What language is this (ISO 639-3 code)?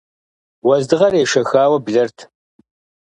kbd